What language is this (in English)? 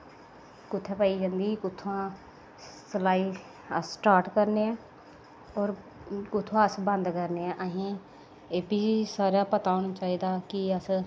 Dogri